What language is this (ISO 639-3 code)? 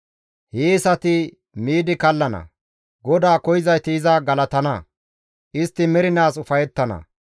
gmv